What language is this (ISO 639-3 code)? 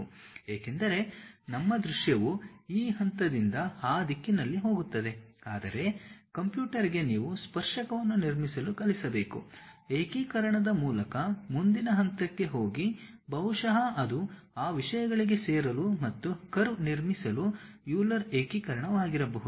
kan